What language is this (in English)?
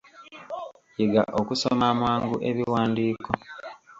Ganda